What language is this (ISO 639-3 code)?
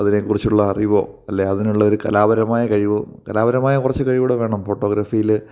mal